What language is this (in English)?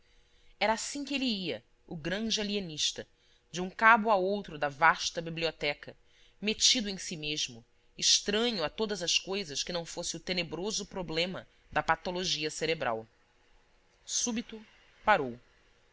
Portuguese